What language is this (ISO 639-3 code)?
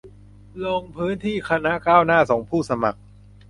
tha